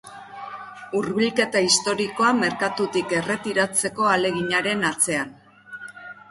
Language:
Basque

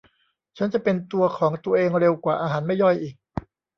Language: Thai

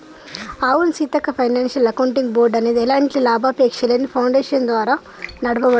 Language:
Telugu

